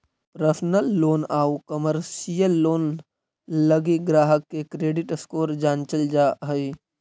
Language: Magahi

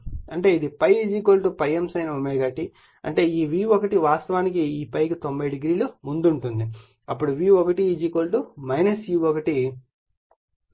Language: Telugu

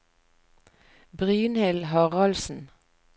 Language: Norwegian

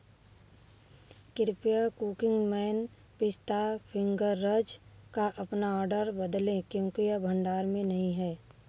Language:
Hindi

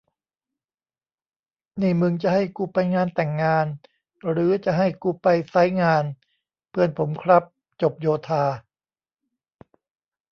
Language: Thai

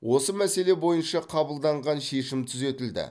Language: Kazakh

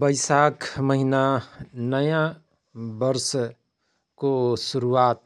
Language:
Rana Tharu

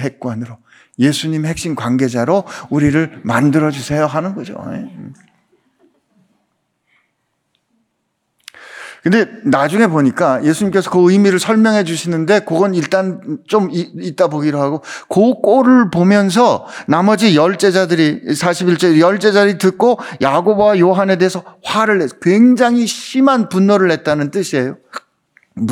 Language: Korean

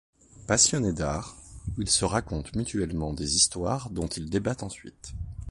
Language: French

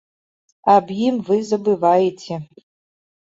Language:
Belarusian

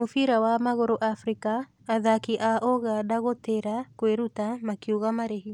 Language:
Kikuyu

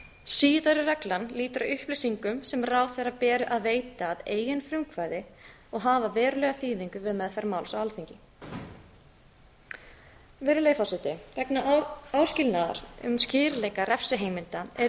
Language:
Icelandic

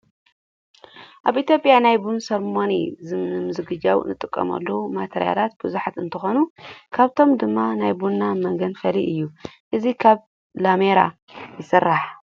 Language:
Tigrinya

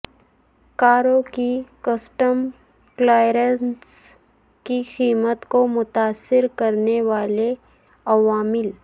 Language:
Urdu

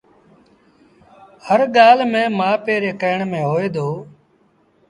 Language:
Sindhi Bhil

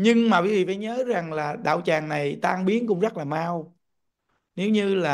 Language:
Vietnamese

